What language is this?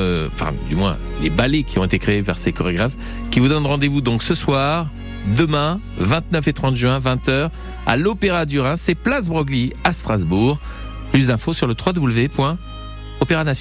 French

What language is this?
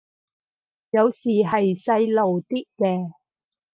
Cantonese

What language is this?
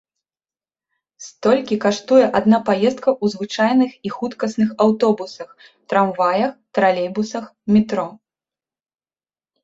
Belarusian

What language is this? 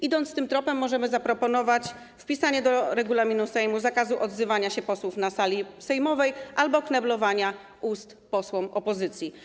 Polish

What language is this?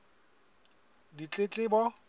Southern Sotho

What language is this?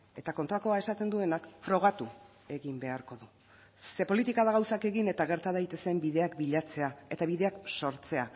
Basque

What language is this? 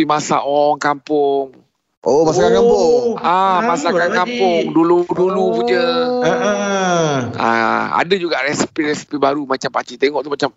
Malay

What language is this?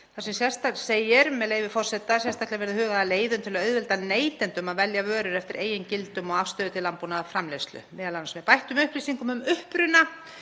Icelandic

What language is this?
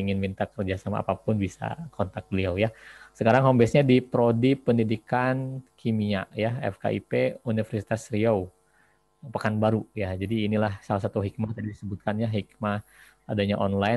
Indonesian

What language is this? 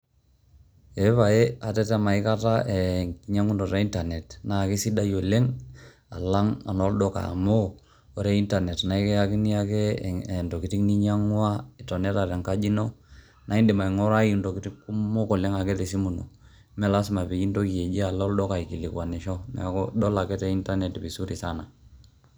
Masai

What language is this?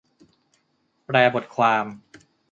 Thai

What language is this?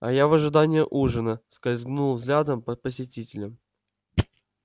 Russian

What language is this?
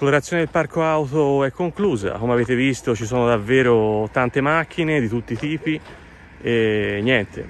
Italian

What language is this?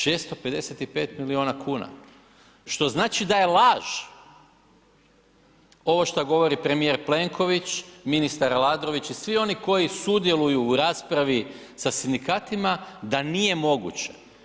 Croatian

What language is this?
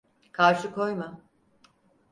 Turkish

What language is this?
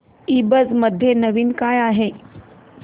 Marathi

